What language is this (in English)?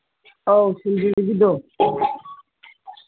Manipuri